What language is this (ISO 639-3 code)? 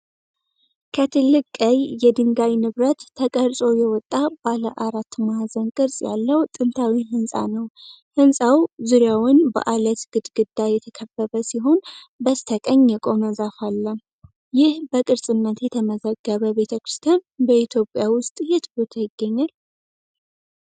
amh